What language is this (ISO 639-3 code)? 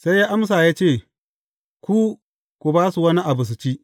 hau